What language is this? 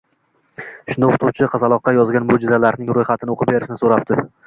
Uzbek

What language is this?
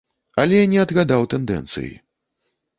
Belarusian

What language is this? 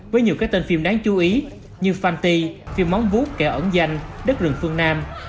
Vietnamese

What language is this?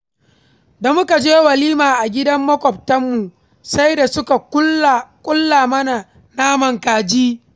Hausa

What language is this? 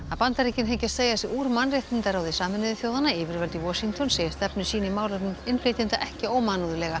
Icelandic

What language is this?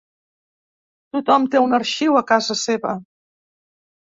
Catalan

